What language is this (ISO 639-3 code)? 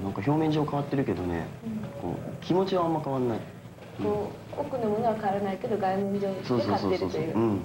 jpn